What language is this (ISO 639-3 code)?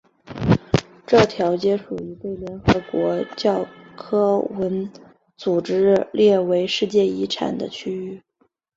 zho